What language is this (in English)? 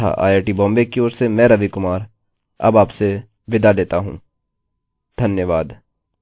Hindi